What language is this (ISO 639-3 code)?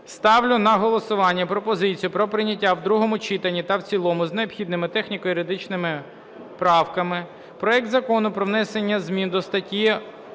ukr